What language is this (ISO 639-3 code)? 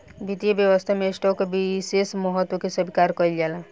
bho